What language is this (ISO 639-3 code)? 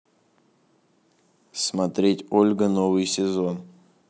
rus